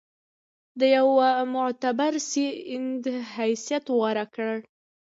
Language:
Pashto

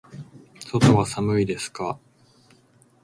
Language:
Japanese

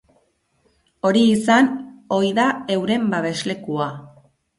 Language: Basque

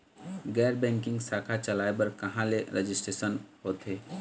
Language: Chhattisgarhi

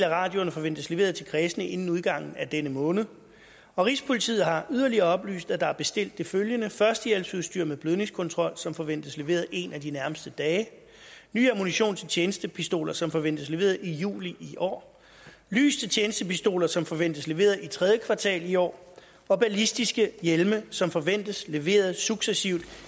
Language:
Danish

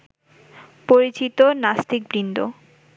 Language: Bangla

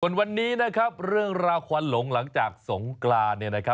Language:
Thai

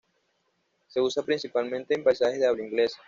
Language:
Spanish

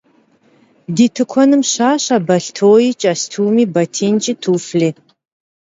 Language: Kabardian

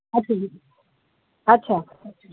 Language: Sindhi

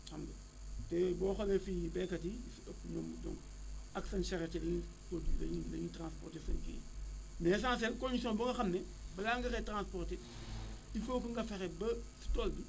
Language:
Wolof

